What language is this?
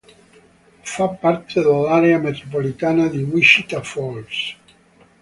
Italian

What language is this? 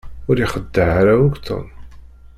Kabyle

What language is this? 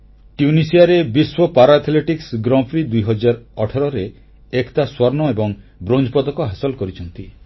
Odia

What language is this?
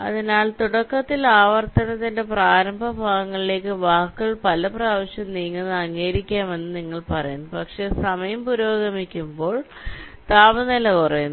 Malayalam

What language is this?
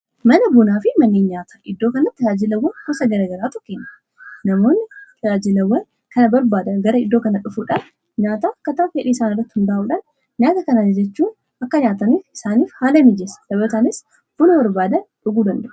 Oromo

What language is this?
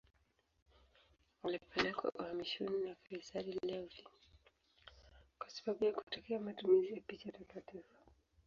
Swahili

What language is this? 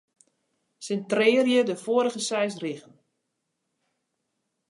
Western Frisian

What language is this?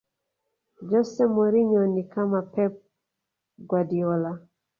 Swahili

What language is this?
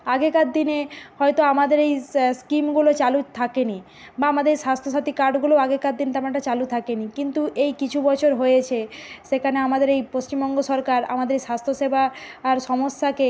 Bangla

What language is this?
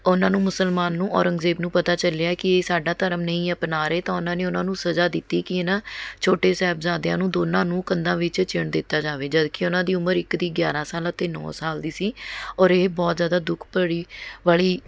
Punjabi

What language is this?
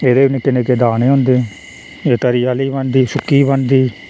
Dogri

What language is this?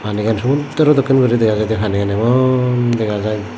Chakma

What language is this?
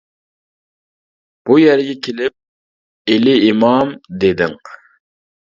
Uyghur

